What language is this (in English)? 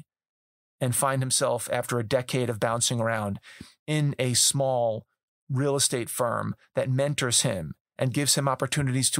English